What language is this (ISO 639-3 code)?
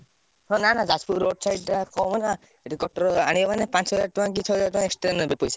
ori